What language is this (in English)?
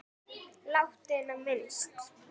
Icelandic